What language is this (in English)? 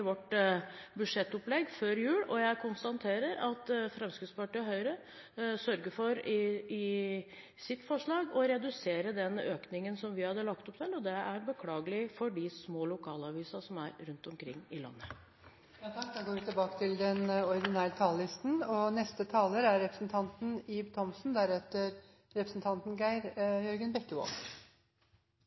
Norwegian